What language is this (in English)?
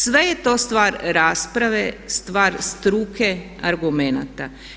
Croatian